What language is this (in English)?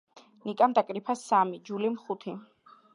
Georgian